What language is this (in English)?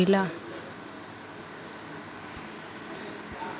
Bhojpuri